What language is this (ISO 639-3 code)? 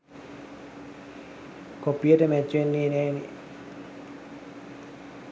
sin